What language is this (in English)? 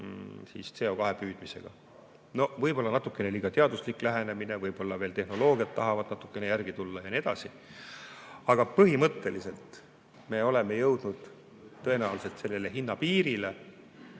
Estonian